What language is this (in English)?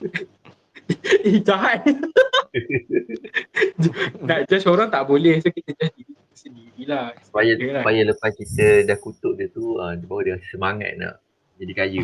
Malay